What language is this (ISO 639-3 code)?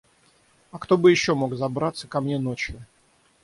rus